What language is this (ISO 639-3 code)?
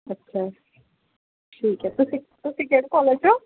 pan